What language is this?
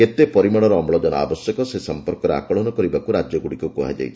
Odia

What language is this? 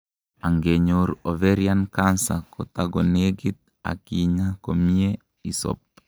Kalenjin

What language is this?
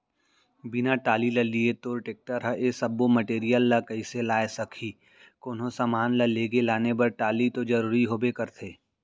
Chhattisgarhi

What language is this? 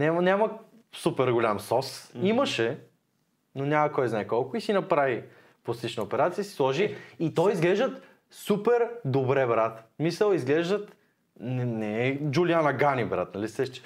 Bulgarian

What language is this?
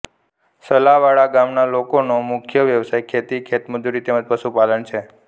Gujarati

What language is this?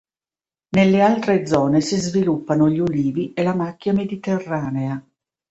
Italian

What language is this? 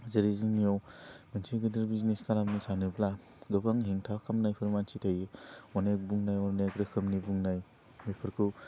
Bodo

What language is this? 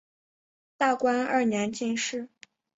Chinese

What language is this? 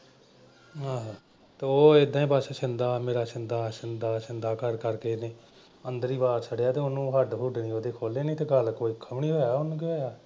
Punjabi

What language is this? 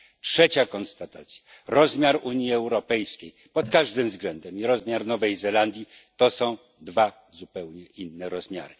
Polish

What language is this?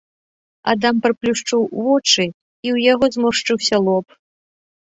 Belarusian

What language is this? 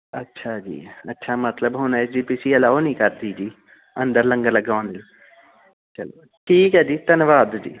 Punjabi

